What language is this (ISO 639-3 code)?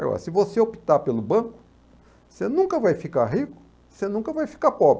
por